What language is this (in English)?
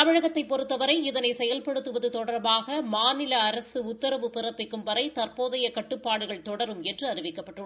Tamil